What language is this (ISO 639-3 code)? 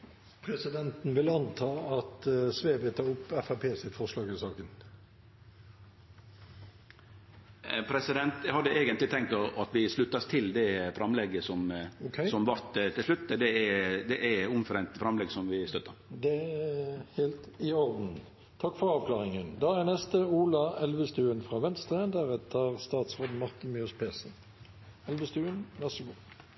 nor